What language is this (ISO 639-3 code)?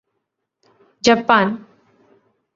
mal